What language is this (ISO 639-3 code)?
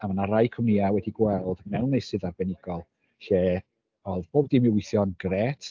cym